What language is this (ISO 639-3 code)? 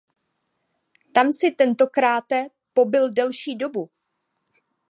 ces